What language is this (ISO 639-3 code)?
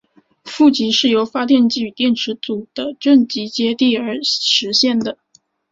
zho